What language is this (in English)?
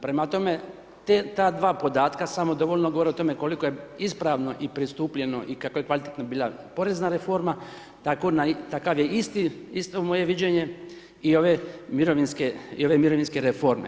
Croatian